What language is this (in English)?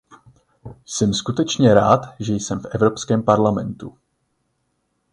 Czech